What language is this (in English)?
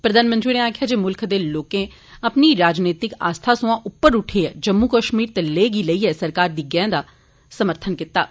Dogri